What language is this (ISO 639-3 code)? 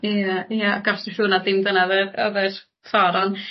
cym